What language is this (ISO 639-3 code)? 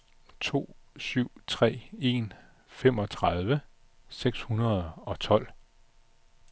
dan